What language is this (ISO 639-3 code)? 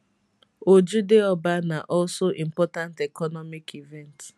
pcm